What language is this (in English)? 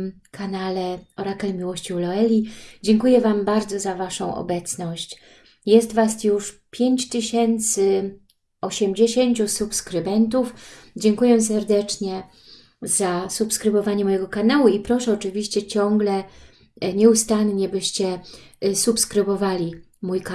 Polish